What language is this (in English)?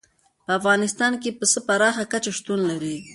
Pashto